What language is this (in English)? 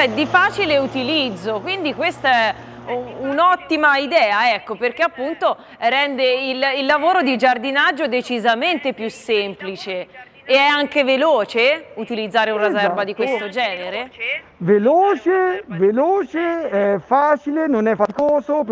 Italian